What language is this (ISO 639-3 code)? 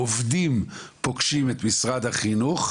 heb